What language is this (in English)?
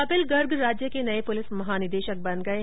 Hindi